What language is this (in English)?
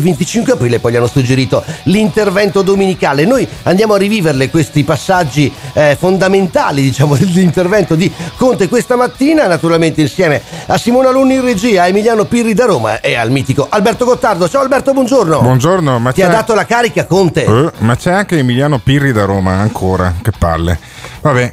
Italian